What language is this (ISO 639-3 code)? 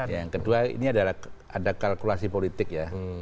ind